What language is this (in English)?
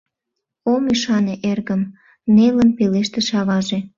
Mari